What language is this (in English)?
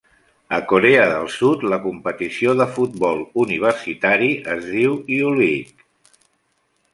Catalan